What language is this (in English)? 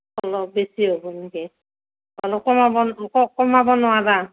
Assamese